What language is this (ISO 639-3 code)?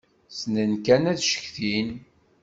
kab